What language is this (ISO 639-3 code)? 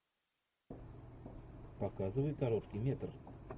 rus